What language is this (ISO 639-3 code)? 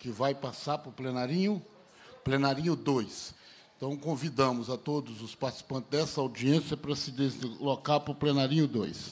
por